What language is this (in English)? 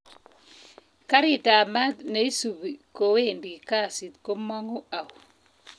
Kalenjin